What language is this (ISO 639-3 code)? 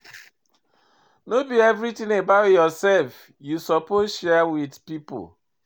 pcm